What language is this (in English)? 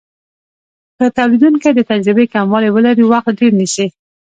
Pashto